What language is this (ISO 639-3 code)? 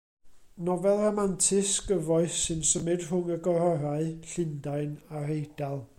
cym